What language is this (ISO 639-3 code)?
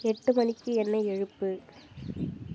tam